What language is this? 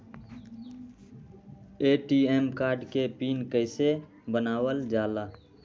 Magahi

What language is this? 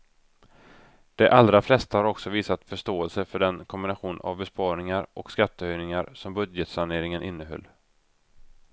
Swedish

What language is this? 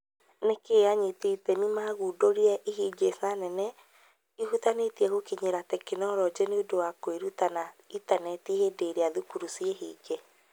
Kikuyu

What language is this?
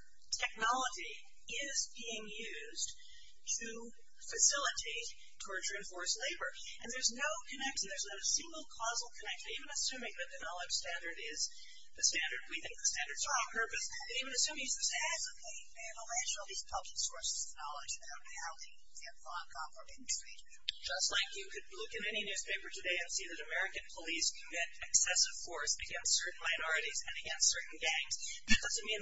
English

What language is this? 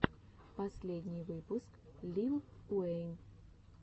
Russian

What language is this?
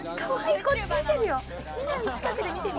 Japanese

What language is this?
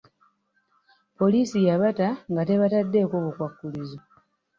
Ganda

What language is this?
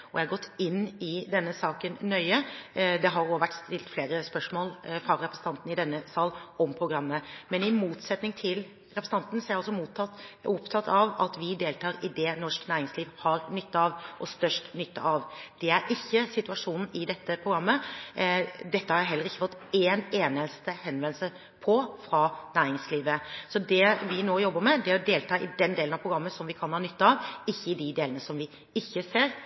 Norwegian Bokmål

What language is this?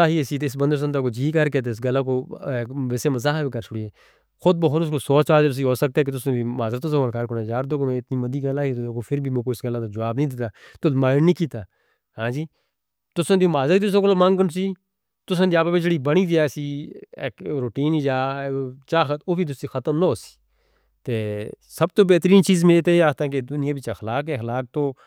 Northern Hindko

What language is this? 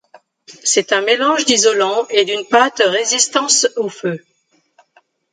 French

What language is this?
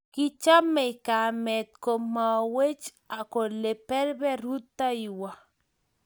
Kalenjin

